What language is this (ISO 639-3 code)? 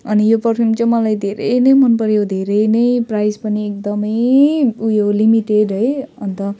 nep